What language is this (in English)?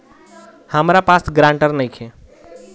Bhojpuri